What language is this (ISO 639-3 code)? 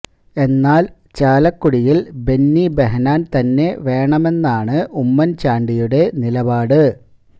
mal